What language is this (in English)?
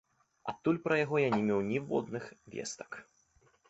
Belarusian